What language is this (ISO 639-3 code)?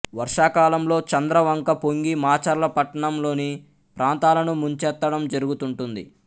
tel